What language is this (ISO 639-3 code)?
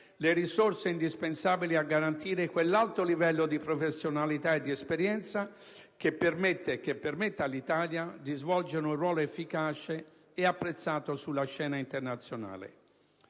ita